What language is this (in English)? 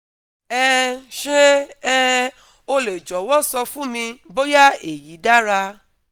Yoruba